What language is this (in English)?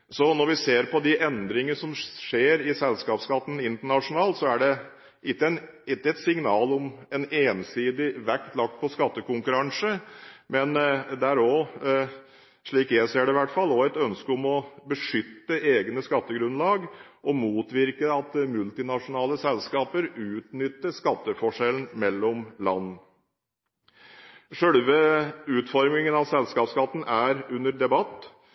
Norwegian Bokmål